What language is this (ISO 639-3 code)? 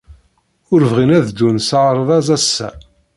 kab